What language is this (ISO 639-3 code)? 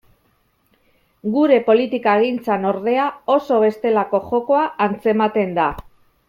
eus